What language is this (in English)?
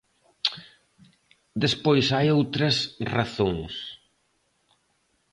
Galician